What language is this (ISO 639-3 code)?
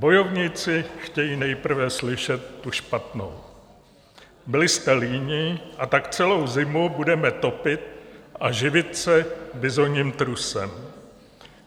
ces